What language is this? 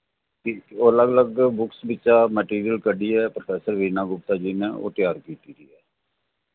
Dogri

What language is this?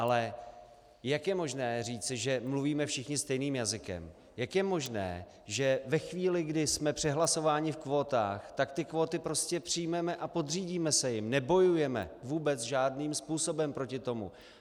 Czech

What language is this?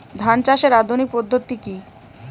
Bangla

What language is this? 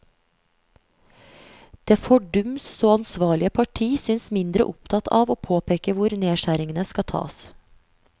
Norwegian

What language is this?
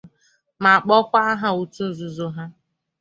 Igbo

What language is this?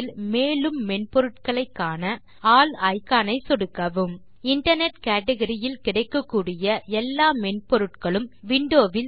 Tamil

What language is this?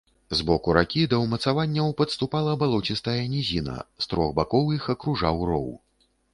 Belarusian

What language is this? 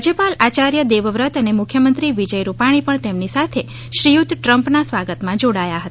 Gujarati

